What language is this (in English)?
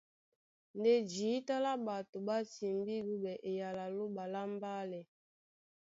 Duala